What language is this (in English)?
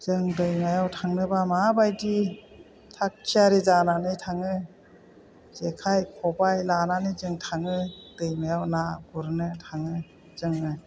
Bodo